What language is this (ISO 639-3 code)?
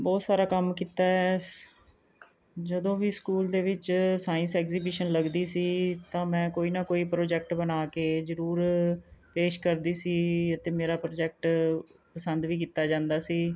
pan